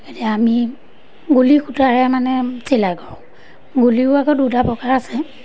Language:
Assamese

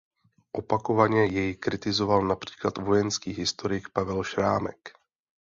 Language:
Czech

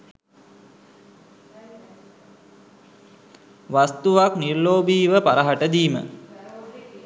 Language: Sinhala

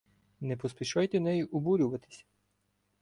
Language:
Ukrainian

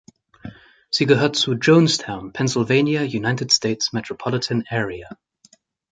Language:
German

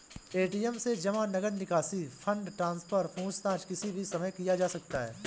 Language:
Hindi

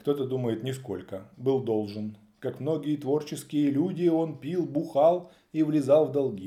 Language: Russian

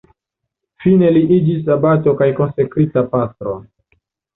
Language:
Esperanto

